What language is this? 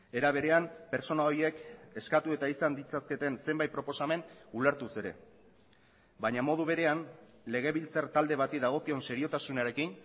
Basque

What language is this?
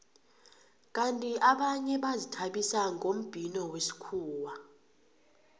South Ndebele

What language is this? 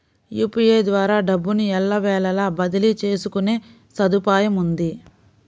Telugu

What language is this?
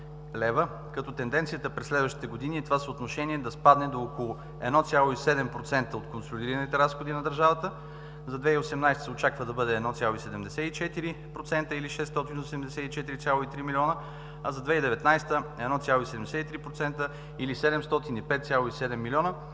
Bulgarian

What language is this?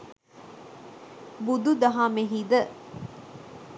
Sinhala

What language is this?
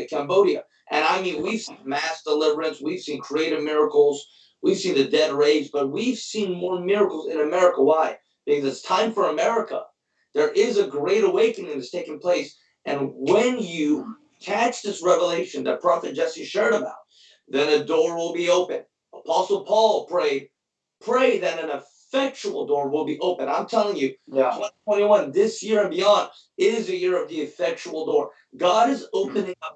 English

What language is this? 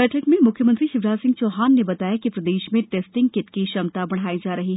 Hindi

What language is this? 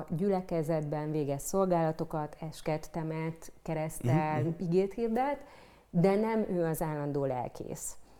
Hungarian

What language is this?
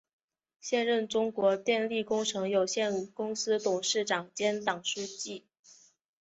Chinese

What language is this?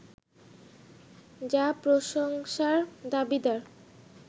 Bangla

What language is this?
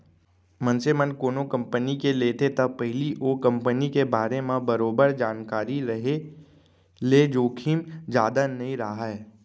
Chhattisgarhi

